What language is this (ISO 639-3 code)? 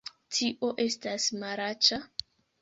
epo